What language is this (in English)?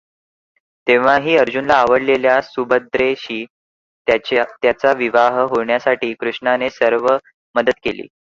Marathi